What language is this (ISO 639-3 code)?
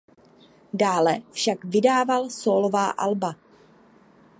ces